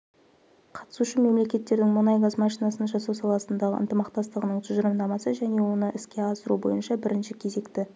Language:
Kazakh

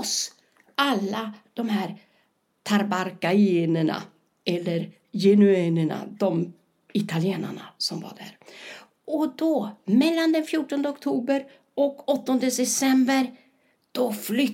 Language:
Swedish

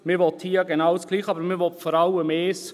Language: Swiss German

